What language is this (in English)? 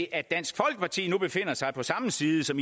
Danish